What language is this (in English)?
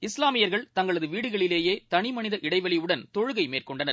Tamil